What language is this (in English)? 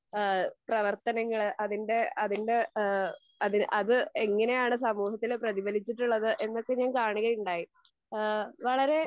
Malayalam